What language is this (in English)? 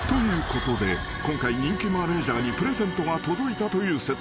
Japanese